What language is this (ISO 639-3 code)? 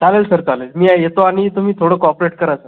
mar